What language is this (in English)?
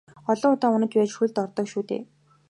Mongolian